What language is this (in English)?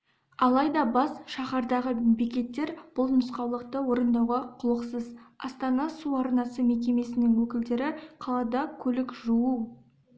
Kazakh